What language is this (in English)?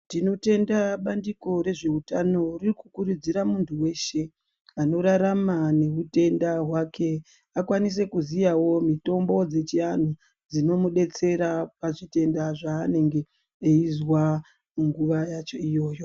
Ndau